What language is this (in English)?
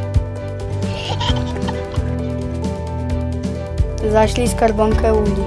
Polish